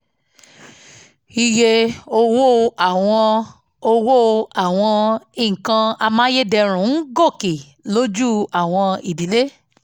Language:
Yoruba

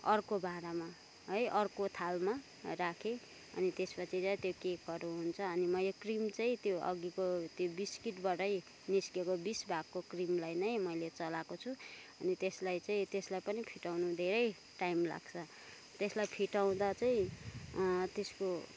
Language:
Nepali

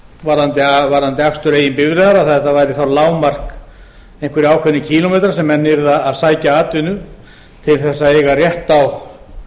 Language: Icelandic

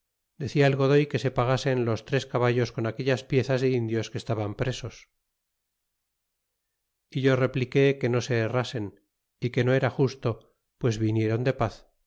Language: Spanish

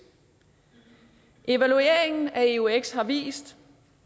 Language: Danish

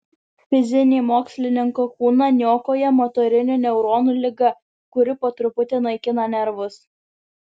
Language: Lithuanian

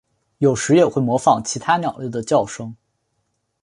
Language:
Chinese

